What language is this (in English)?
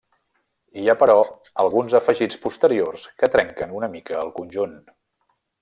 Catalan